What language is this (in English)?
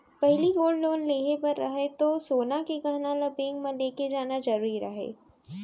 Chhattisgarhi